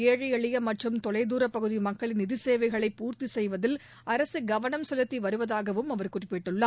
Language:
Tamil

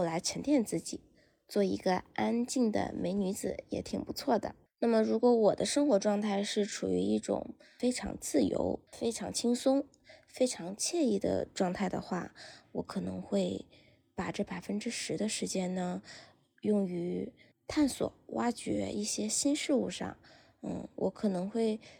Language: Chinese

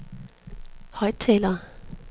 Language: Danish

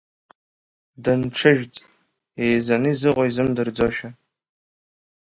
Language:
Abkhazian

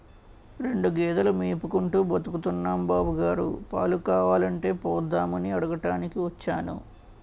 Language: Telugu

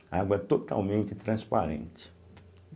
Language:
Portuguese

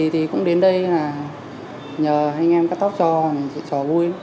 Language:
Vietnamese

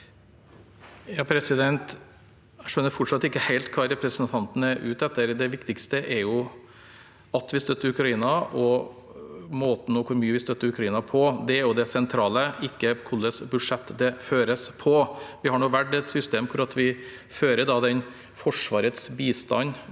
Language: Norwegian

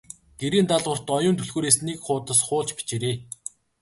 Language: Mongolian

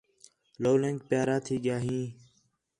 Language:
Khetrani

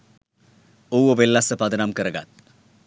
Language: Sinhala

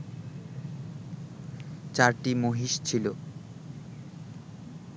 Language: Bangla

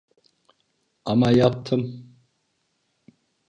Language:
Turkish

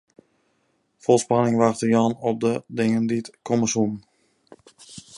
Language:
Western Frisian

